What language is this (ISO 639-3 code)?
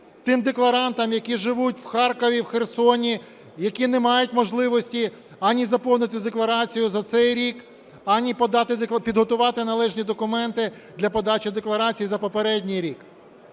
ukr